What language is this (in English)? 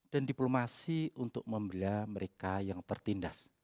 Indonesian